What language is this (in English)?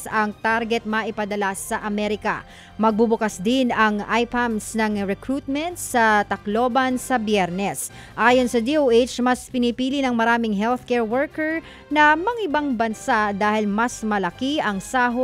Filipino